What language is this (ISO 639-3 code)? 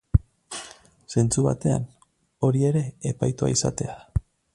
eus